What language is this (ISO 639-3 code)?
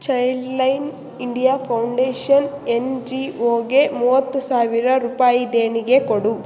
kan